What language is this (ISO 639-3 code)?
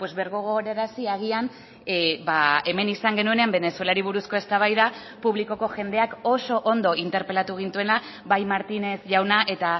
eus